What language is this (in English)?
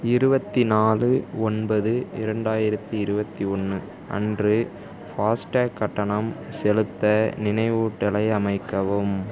Tamil